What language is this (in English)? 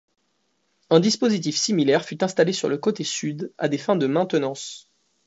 French